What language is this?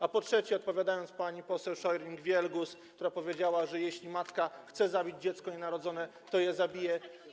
Polish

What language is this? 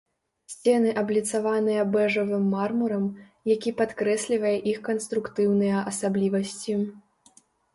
Belarusian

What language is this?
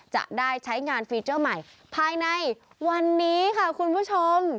Thai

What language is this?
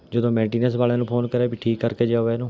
Punjabi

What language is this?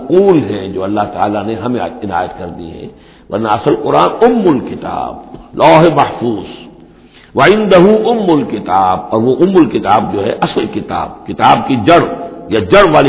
Urdu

